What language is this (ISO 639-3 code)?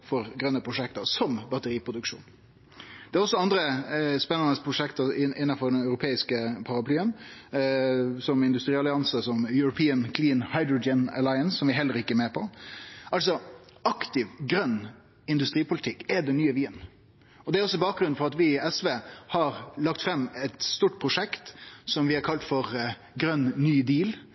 nno